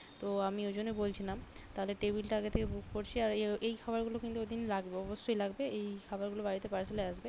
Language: Bangla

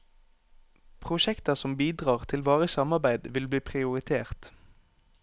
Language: Norwegian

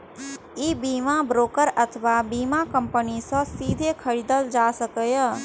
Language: Maithili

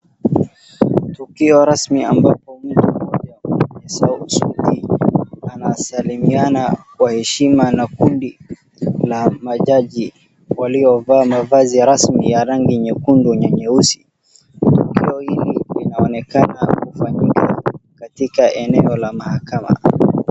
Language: Swahili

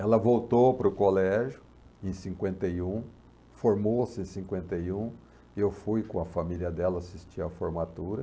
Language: Portuguese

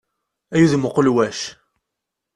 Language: Kabyle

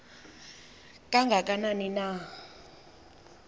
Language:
Xhosa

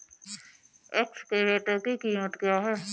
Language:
Hindi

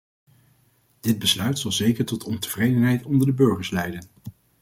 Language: Dutch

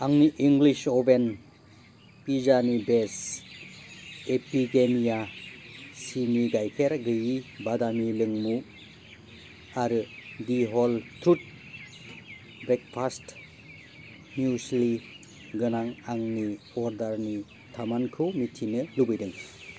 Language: Bodo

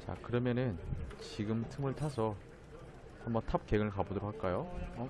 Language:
Korean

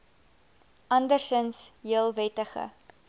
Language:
Afrikaans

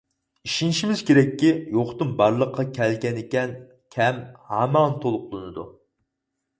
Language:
Uyghur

